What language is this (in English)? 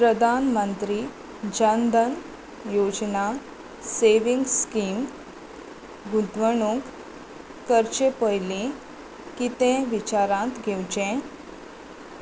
Konkani